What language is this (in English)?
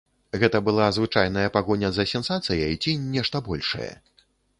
Belarusian